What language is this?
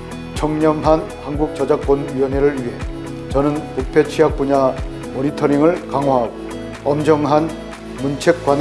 Korean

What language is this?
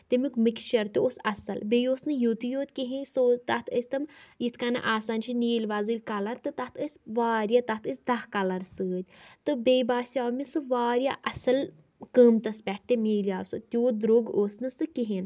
Kashmiri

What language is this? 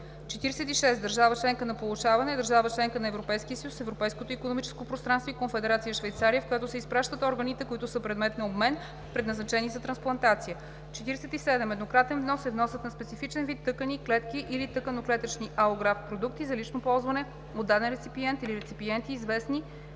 Bulgarian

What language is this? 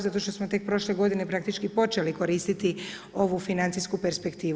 Croatian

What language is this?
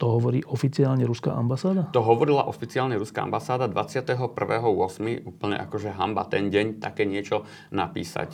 Slovak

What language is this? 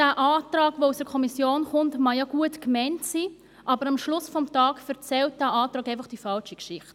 Swiss German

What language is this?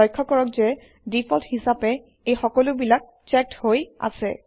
Assamese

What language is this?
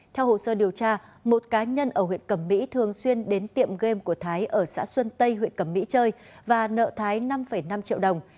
Vietnamese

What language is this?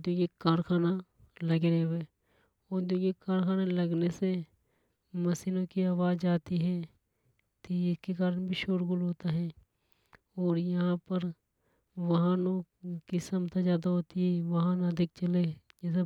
Hadothi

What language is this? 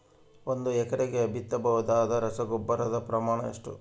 Kannada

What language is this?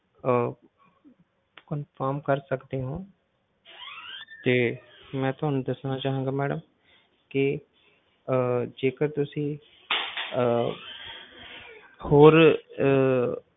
Punjabi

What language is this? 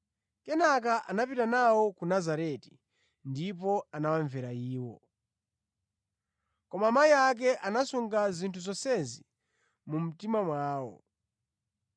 Nyanja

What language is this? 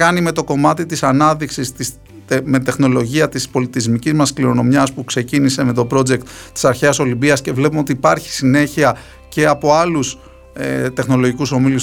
Greek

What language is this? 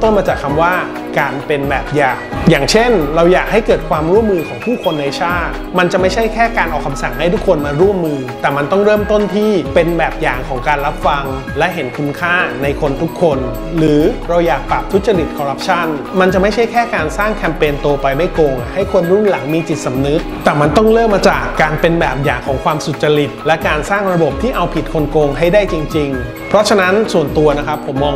Thai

